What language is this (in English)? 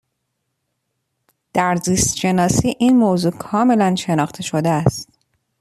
Persian